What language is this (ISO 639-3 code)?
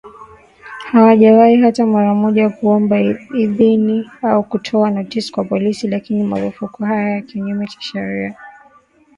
swa